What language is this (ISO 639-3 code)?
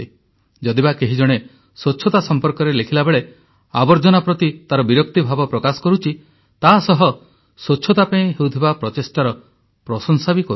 ori